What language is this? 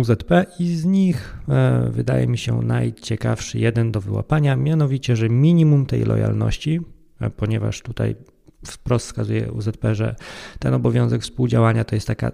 Polish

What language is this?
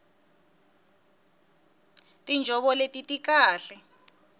Tsonga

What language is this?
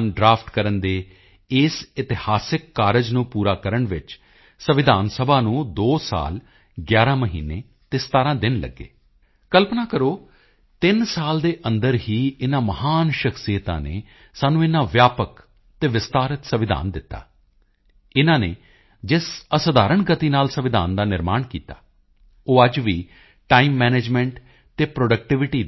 Punjabi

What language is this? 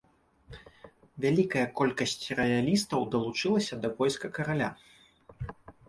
Belarusian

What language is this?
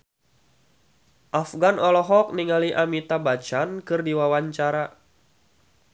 Sundanese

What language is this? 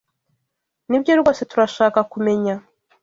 Kinyarwanda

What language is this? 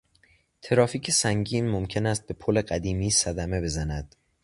Persian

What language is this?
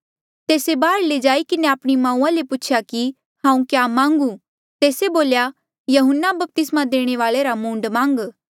Mandeali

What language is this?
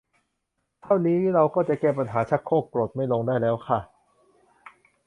Thai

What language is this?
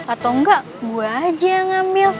Indonesian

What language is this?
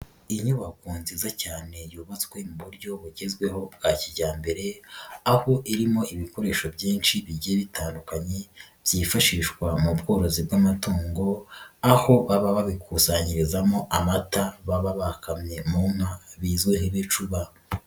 Kinyarwanda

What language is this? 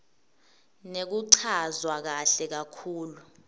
Swati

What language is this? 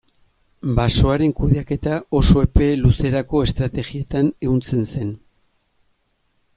Basque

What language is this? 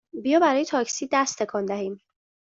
Persian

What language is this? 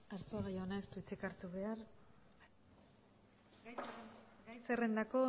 Basque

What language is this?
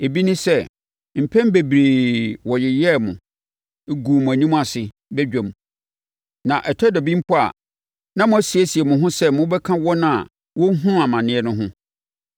Akan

